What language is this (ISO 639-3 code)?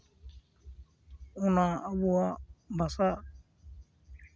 sat